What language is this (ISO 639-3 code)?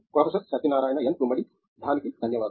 tel